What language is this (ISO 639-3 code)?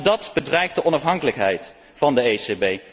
nld